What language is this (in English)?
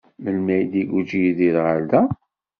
Kabyle